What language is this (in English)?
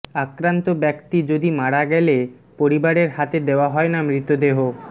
Bangla